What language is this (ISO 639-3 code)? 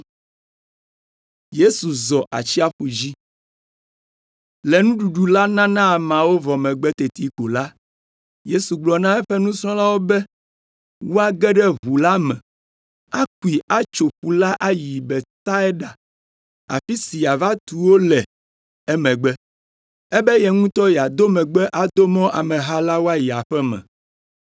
ewe